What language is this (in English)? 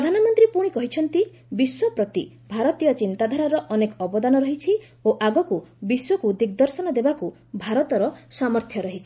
Odia